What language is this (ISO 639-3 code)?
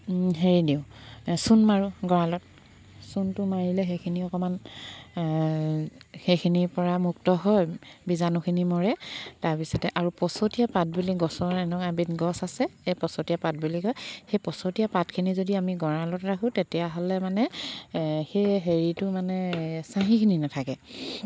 asm